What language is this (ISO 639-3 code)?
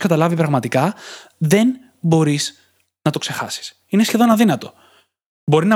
ell